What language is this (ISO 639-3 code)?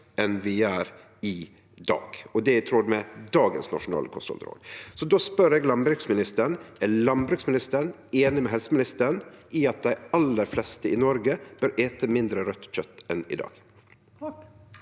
nor